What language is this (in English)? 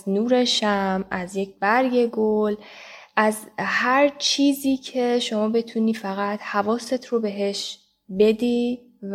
Persian